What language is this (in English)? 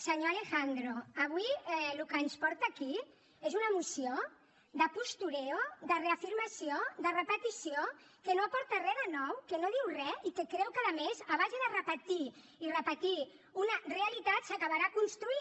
Catalan